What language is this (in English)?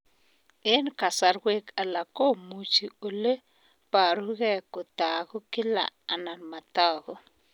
Kalenjin